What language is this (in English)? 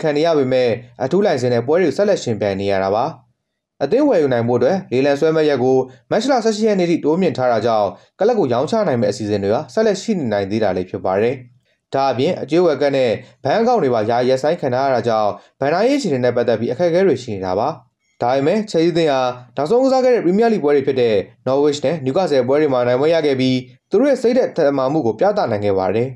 Korean